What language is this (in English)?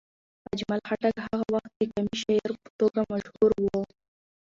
Pashto